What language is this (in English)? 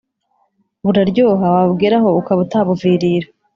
Kinyarwanda